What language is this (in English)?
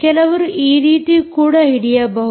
Kannada